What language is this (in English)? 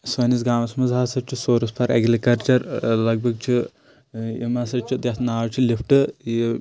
Kashmiri